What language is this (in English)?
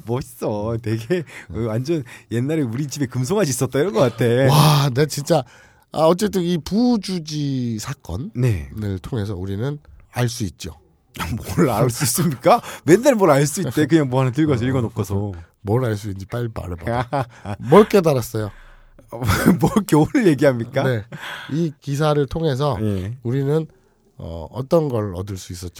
Korean